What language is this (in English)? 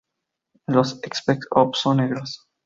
Spanish